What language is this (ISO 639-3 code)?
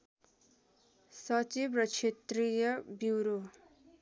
nep